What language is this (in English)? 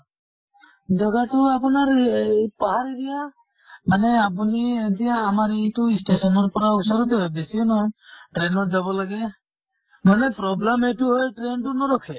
Assamese